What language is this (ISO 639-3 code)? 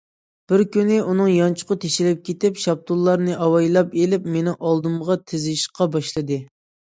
uig